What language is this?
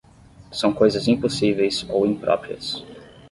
Portuguese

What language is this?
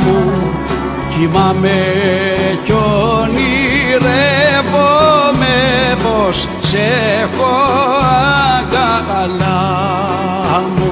Greek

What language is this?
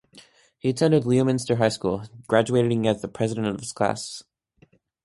English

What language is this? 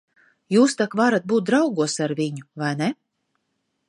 Latvian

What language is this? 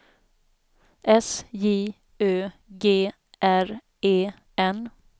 Swedish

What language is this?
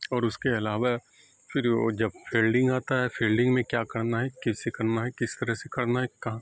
Urdu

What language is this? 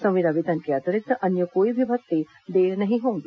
Hindi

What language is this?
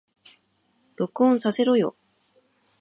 Japanese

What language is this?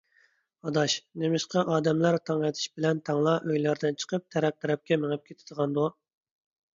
Uyghur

